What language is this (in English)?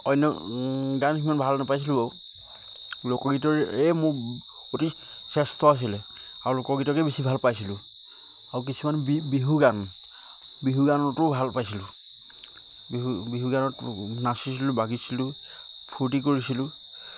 Assamese